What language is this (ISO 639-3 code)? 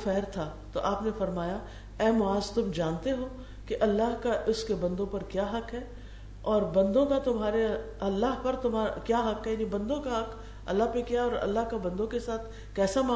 urd